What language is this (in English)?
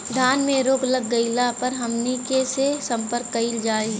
Bhojpuri